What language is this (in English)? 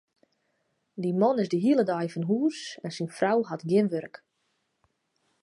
Western Frisian